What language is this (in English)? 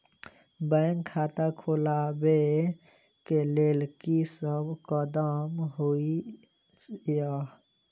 Maithili